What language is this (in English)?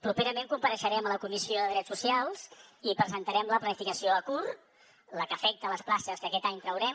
Catalan